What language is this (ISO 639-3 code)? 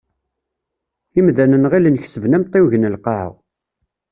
kab